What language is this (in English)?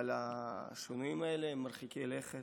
Hebrew